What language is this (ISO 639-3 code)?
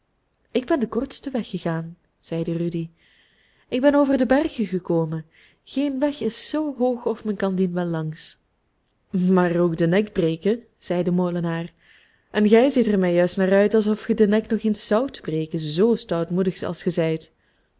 nld